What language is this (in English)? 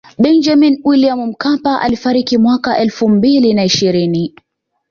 Swahili